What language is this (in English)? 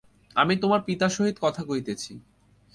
Bangla